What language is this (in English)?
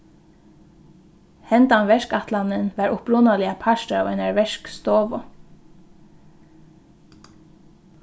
Faroese